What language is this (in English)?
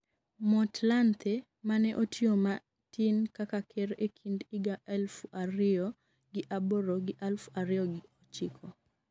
Luo (Kenya and Tanzania)